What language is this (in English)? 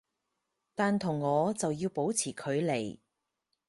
Cantonese